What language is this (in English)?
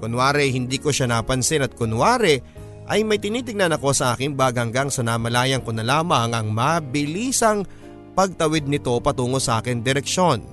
Filipino